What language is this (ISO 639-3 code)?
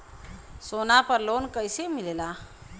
bho